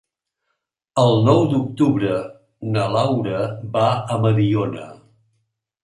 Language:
Catalan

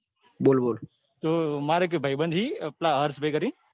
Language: Gujarati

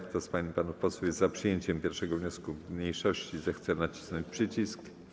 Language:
Polish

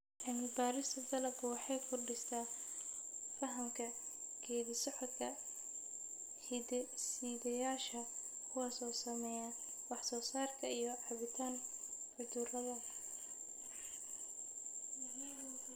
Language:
Somali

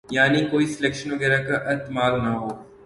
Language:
Urdu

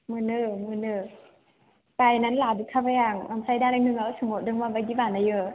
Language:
Bodo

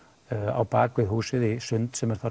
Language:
Icelandic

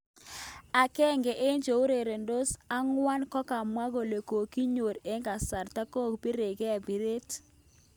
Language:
Kalenjin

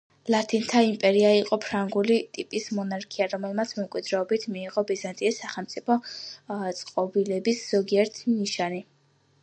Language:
Georgian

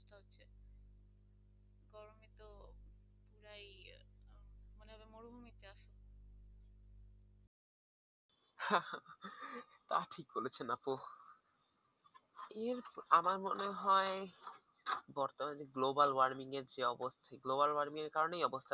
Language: Bangla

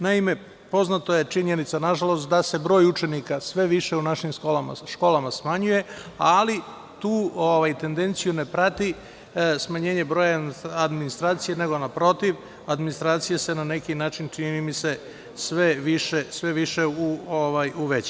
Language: Serbian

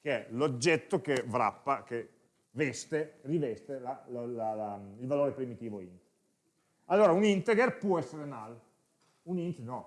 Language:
Italian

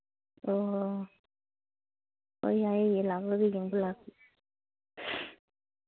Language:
Manipuri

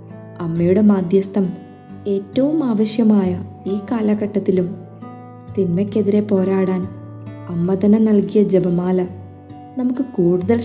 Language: Malayalam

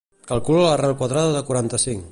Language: Catalan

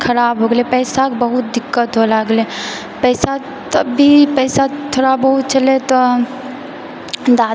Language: Maithili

